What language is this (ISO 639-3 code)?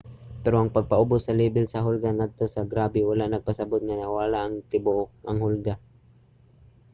ceb